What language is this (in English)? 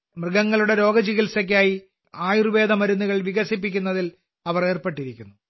Malayalam